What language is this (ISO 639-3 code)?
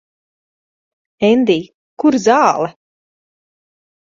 lav